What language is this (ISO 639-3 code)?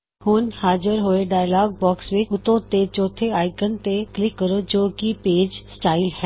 pan